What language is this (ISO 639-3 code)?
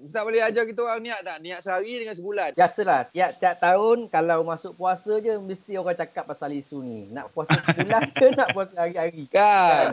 msa